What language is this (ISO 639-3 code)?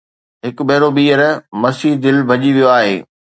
snd